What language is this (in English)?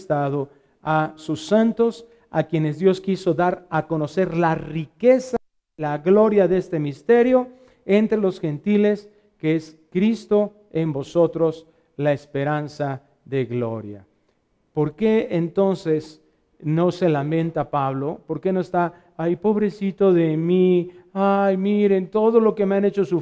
Spanish